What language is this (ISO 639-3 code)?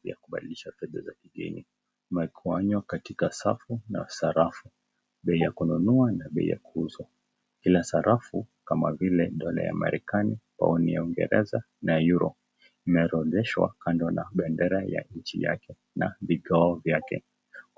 swa